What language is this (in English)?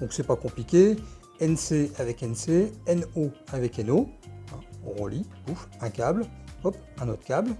French